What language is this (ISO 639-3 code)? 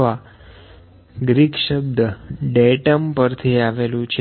guj